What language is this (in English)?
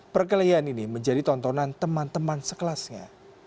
Indonesian